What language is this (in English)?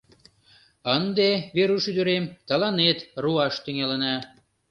Mari